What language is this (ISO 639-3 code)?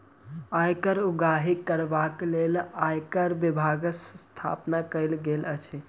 mai